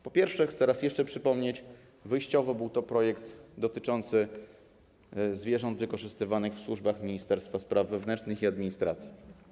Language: Polish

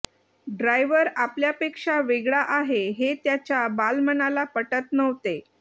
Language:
Marathi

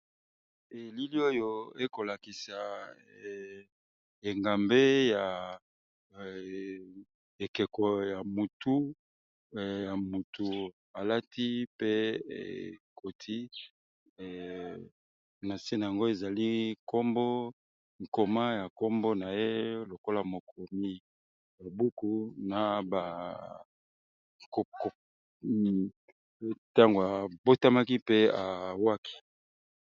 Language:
Lingala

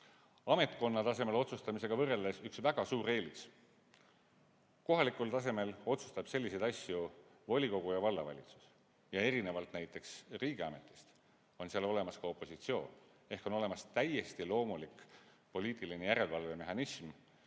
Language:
Estonian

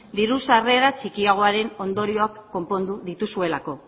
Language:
Basque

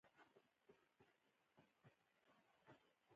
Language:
Pashto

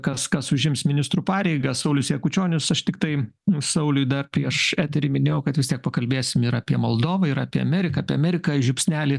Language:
Lithuanian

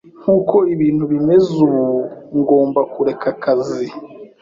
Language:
Kinyarwanda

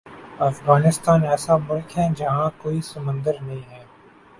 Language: Urdu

